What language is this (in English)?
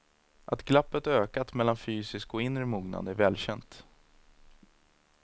Swedish